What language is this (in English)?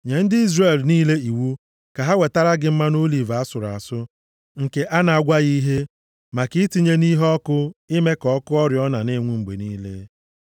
Igbo